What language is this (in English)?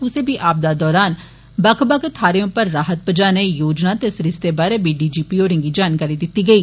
Dogri